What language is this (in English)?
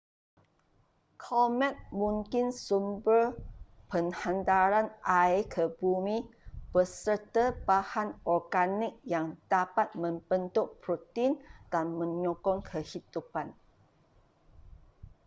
Malay